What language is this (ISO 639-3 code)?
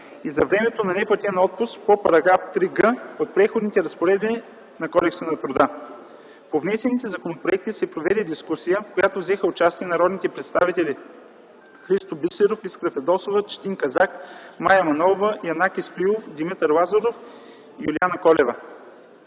bul